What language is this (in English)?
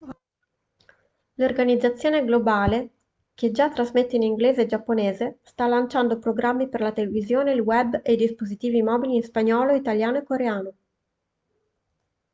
Italian